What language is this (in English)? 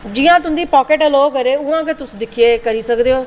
Dogri